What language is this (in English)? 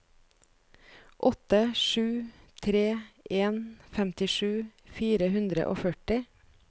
Norwegian